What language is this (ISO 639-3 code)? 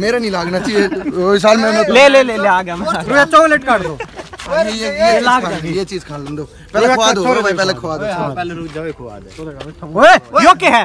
hin